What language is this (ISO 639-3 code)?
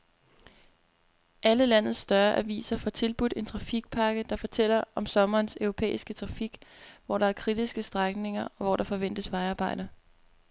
dan